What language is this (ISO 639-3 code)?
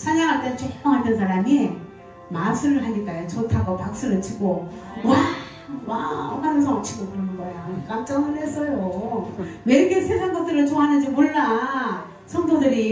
kor